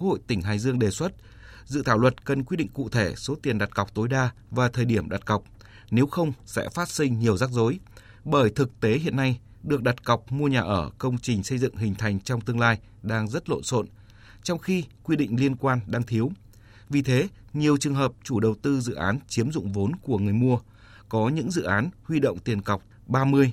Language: Vietnamese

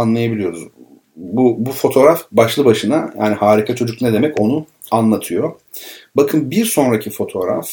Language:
Turkish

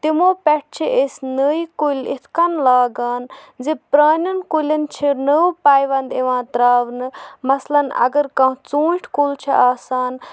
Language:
Kashmiri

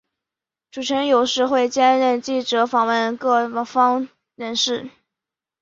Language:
Chinese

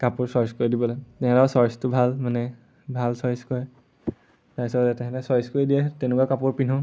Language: Assamese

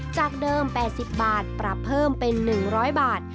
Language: Thai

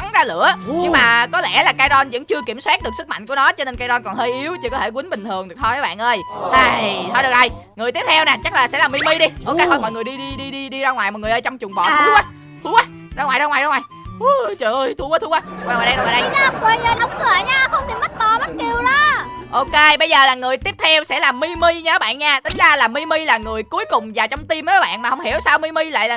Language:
Vietnamese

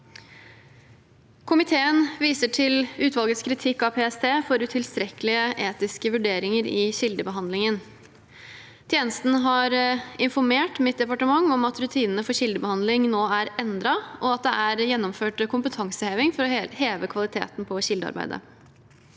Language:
Norwegian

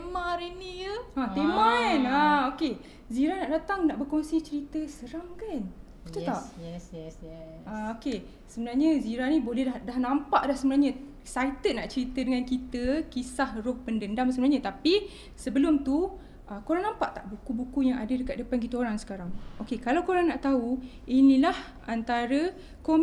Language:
Malay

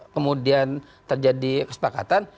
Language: Indonesian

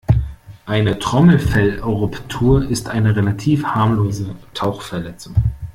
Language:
German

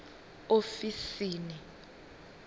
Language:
Venda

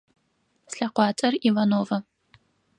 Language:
Adyghe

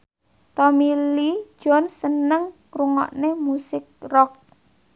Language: Javanese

